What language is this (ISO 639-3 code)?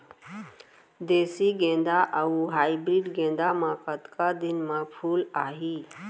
hne